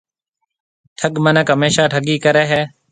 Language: Marwari (Pakistan)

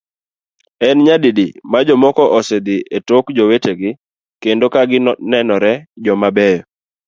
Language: Luo (Kenya and Tanzania)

